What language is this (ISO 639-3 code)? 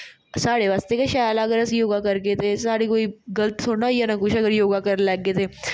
doi